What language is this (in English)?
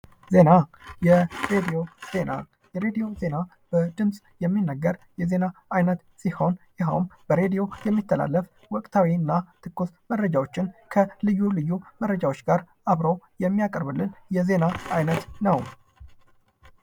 Amharic